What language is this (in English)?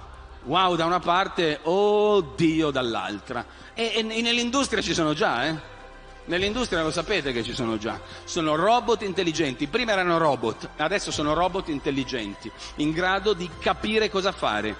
Italian